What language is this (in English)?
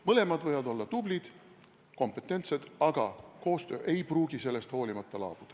Estonian